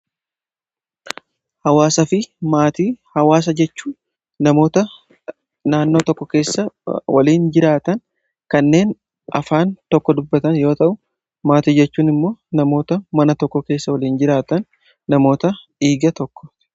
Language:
Oromo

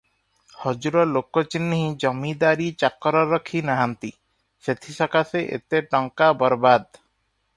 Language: Odia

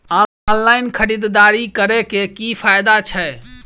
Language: Maithili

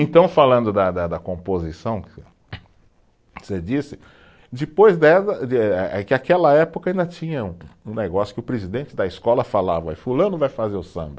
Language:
Portuguese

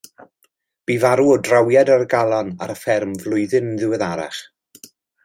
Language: Welsh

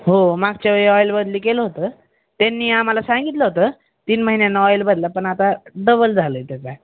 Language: Marathi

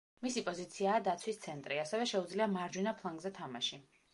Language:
Georgian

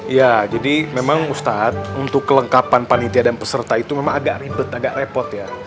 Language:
Indonesian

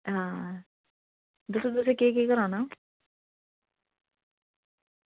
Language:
Dogri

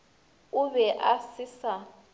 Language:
Northern Sotho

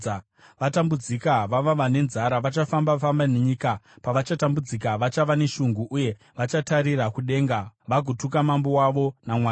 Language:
Shona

